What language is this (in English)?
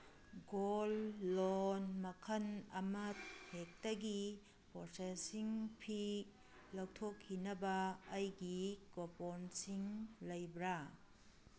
Manipuri